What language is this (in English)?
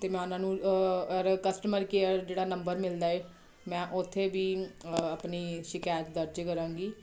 Punjabi